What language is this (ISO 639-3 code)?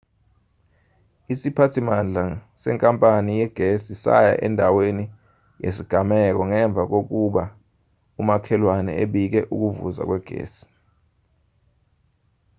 zul